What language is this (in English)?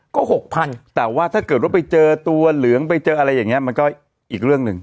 Thai